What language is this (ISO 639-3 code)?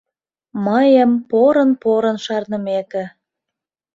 chm